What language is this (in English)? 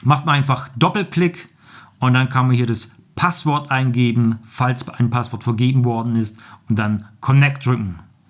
German